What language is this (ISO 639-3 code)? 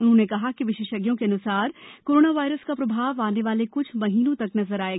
hin